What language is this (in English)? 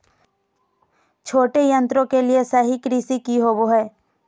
Magahi